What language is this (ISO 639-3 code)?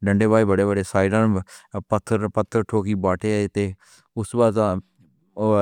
phr